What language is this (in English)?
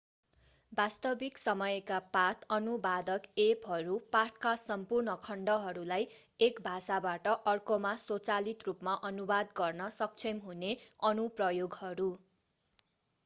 Nepali